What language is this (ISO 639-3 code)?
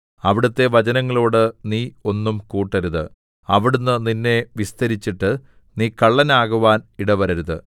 mal